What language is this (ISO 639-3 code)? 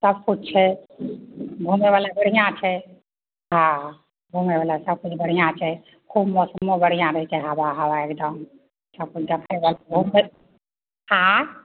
mai